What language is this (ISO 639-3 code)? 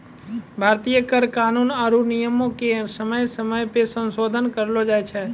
mai